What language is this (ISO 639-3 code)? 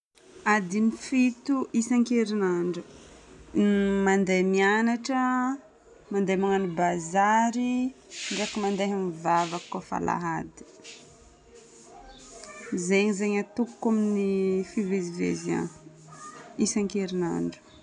bmm